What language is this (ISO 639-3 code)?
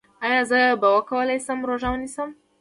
pus